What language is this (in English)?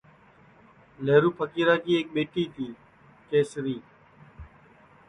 Sansi